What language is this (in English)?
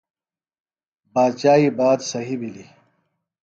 Phalura